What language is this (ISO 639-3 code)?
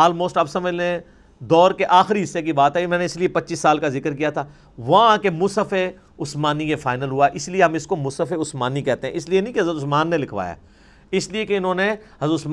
urd